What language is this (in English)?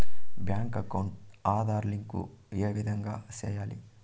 Telugu